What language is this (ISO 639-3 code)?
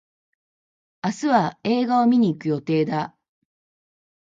jpn